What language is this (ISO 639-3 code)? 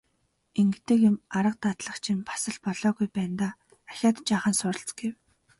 mon